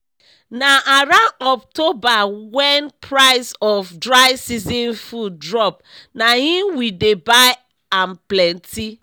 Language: Nigerian Pidgin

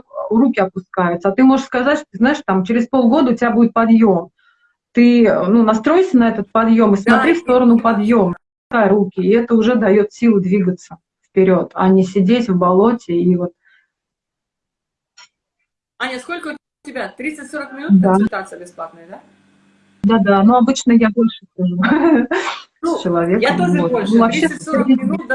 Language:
Russian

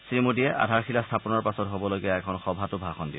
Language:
Assamese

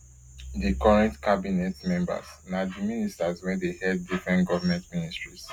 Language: Nigerian Pidgin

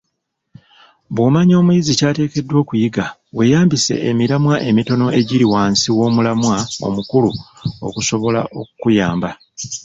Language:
Ganda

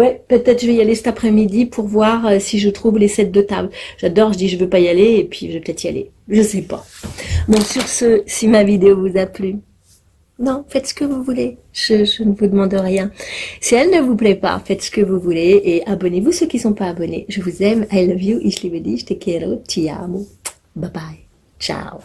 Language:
French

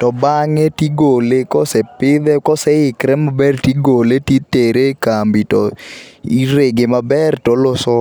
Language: Luo (Kenya and Tanzania)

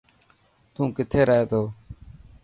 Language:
Dhatki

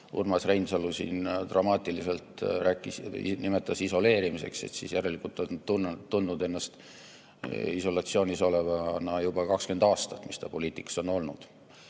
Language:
Estonian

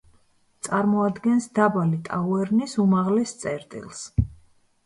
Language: Georgian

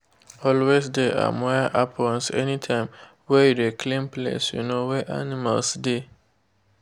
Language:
Nigerian Pidgin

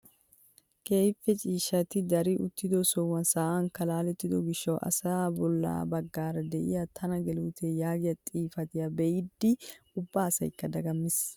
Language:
Wolaytta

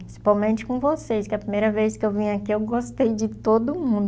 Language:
Portuguese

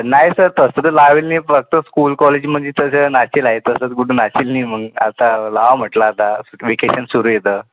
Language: Marathi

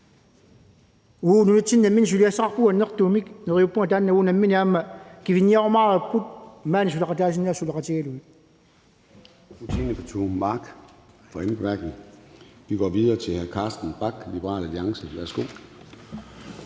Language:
Danish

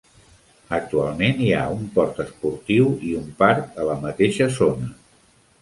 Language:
Catalan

